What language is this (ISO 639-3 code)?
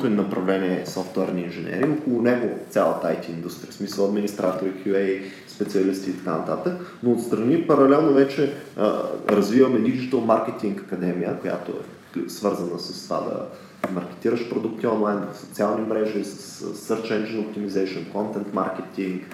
bul